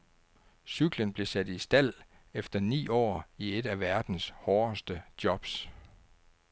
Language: Danish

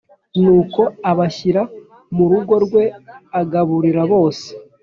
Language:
Kinyarwanda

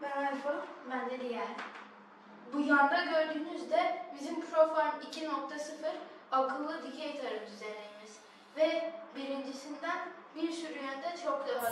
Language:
Turkish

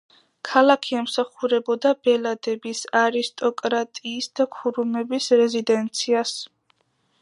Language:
Georgian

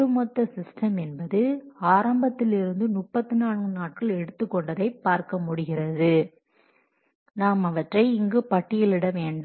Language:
Tamil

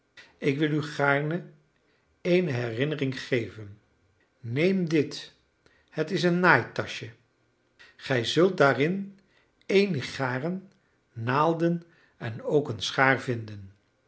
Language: Dutch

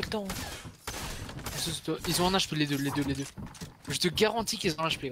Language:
French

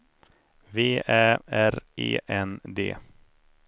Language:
Swedish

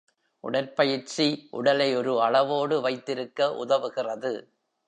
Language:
Tamil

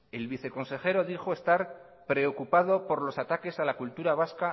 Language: Spanish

